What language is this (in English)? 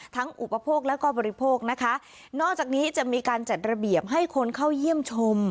Thai